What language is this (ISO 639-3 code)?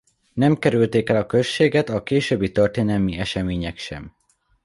hun